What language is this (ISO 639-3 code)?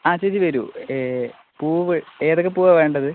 mal